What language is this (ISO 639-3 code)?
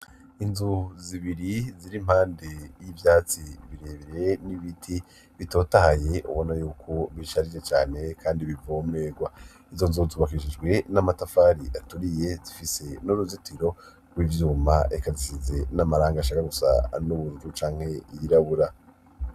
run